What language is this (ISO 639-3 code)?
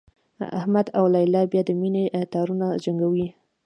pus